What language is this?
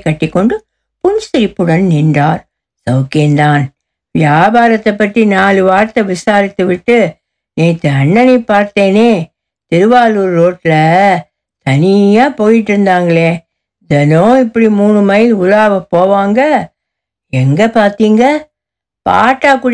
Tamil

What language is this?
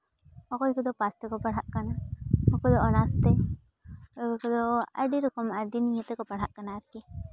Santali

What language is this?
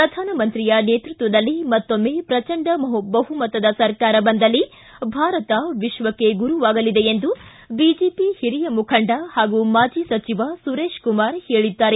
Kannada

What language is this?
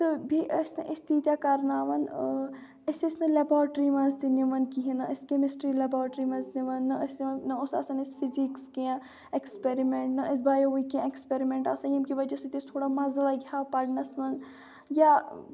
Kashmiri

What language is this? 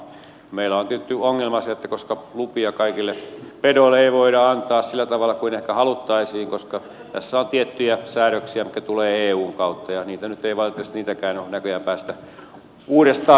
Finnish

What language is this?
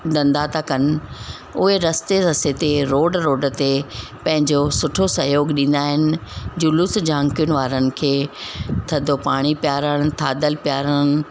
Sindhi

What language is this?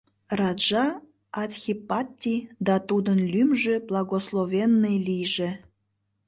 Mari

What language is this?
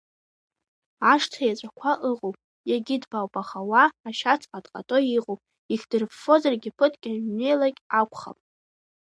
Abkhazian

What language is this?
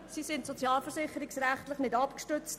Swiss German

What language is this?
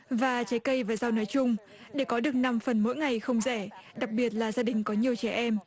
Vietnamese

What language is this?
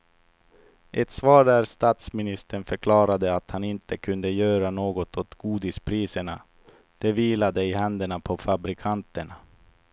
Swedish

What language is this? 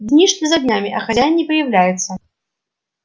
Russian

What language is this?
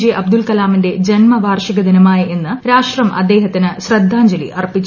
Malayalam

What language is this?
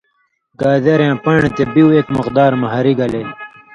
Indus Kohistani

